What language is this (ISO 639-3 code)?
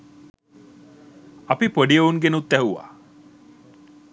sin